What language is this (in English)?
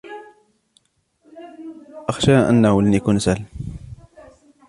Arabic